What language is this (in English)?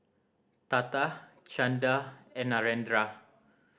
English